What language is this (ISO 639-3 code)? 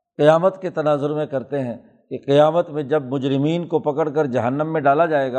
urd